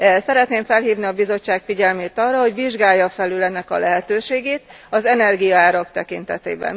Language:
Hungarian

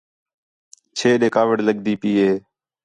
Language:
Khetrani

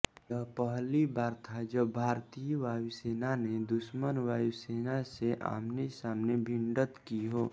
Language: Hindi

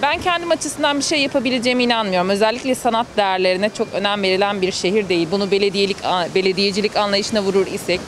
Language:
Turkish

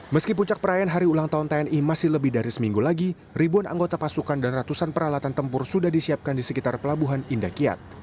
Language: Indonesian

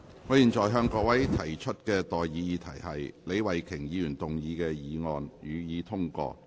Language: Cantonese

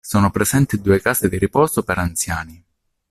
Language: Italian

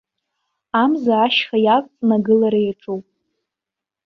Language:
Abkhazian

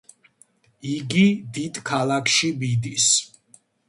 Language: Georgian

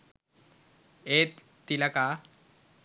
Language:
Sinhala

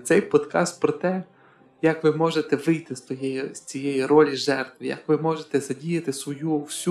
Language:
Ukrainian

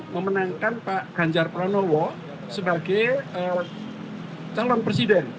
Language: Indonesian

